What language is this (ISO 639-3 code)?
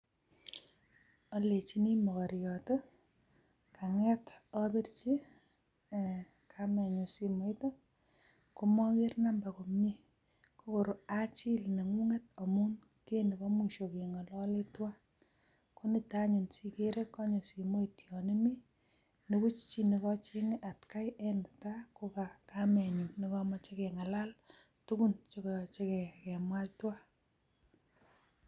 kln